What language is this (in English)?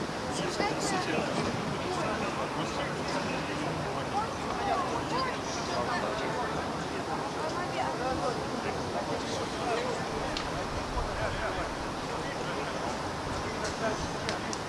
Russian